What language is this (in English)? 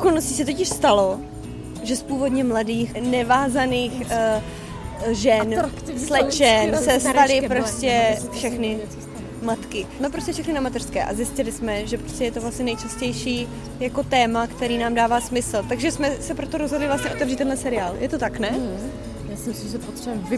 Czech